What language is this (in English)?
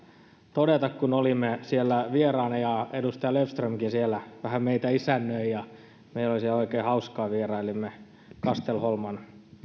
Finnish